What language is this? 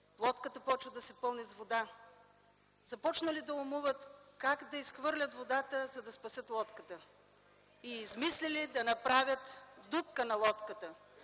Bulgarian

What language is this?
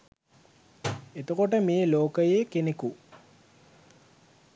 Sinhala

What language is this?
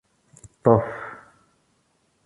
Kabyle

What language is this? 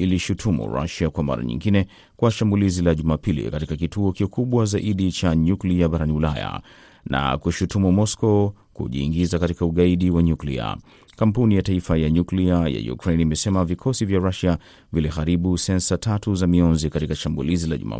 Swahili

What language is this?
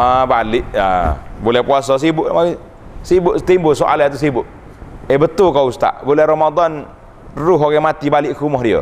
Malay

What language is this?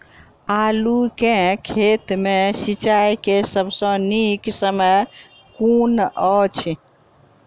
Maithili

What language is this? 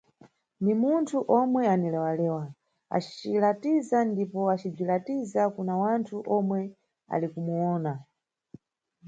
Nyungwe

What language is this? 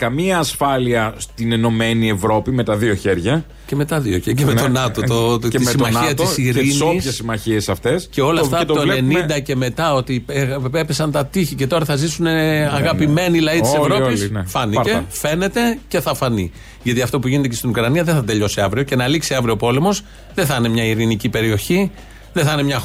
Greek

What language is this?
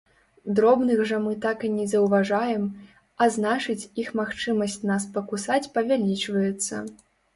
Belarusian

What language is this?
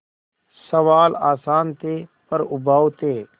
Hindi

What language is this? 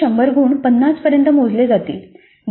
Marathi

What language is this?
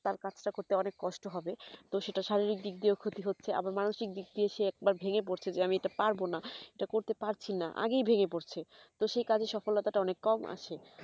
Bangla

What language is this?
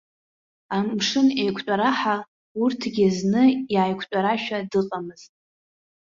Abkhazian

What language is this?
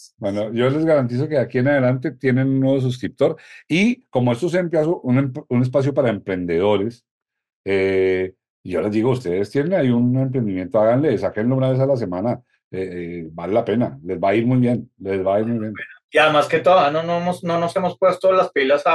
Spanish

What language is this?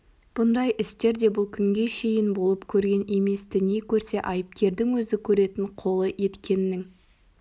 Kazakh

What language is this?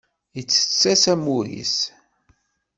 Kabyle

